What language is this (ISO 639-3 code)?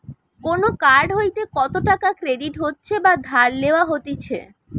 ben